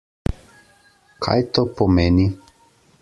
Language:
Slovenian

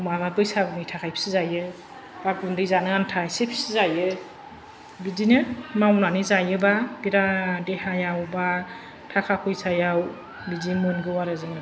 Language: Bodo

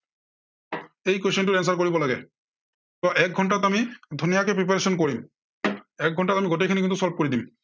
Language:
Assamese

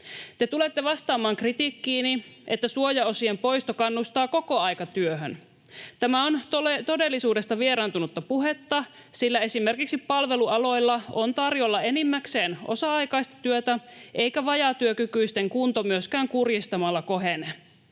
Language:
Finnish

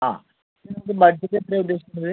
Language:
Malayalam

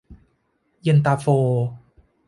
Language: Thai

